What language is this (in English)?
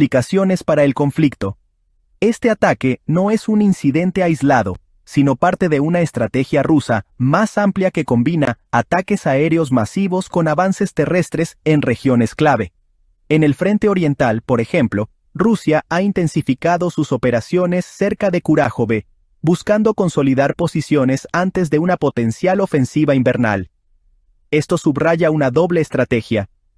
Spanish